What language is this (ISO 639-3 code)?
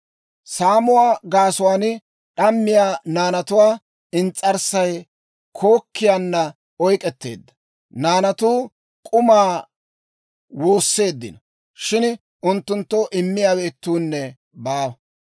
dwr